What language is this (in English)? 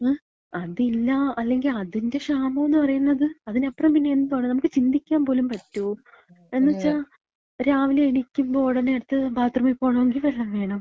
Malayalam